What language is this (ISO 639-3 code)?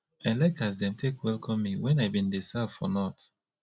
pcm